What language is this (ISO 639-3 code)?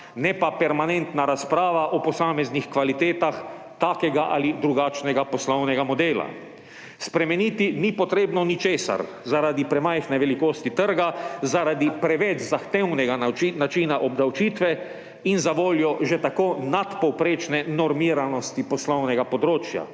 slv